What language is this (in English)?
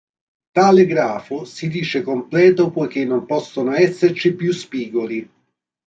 Italian